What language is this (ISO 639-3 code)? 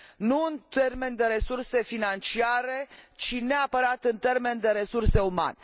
ron